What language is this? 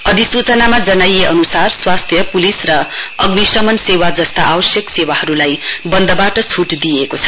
Nepali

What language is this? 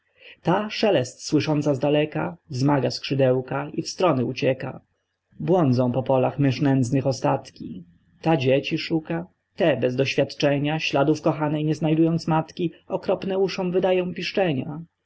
Polish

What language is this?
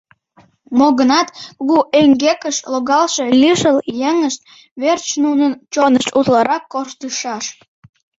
Mari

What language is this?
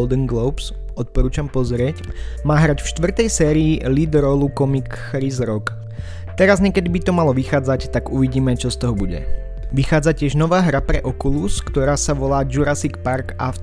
Slovak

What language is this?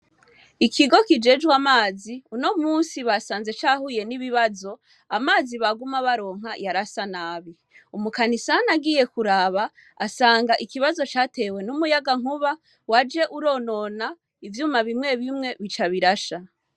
Rundi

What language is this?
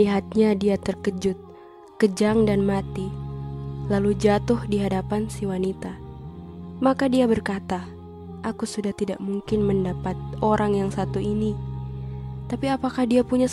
Indonesian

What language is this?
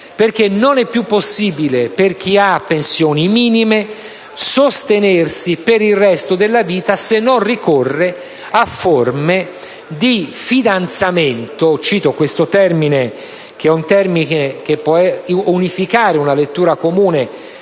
Italian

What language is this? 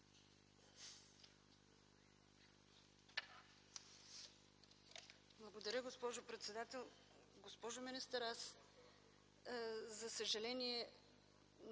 Bulgarian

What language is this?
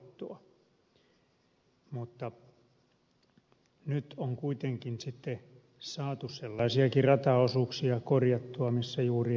Finnish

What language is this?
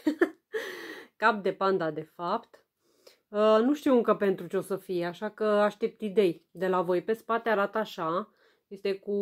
Romanian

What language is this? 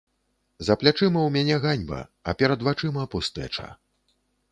Belarusian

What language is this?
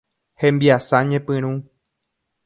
Guarani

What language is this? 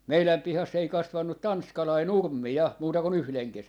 Finnish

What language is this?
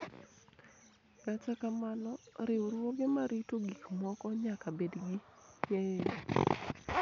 Luo (Kenya and Tanzania)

